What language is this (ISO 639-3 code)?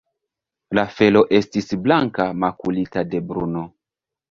epo